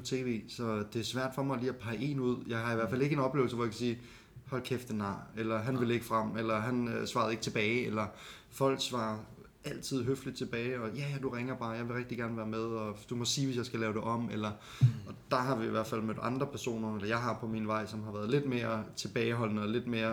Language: Danish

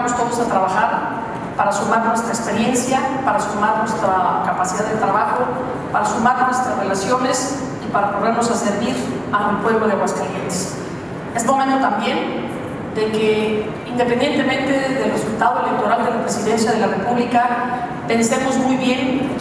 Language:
Spanish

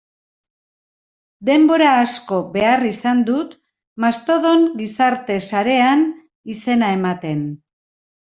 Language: Basque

